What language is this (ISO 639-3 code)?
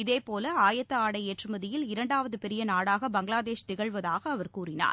tam